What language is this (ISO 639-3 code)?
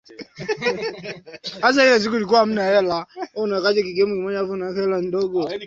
swa